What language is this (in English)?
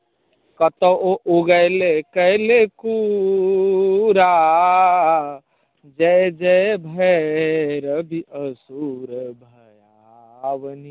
Maithili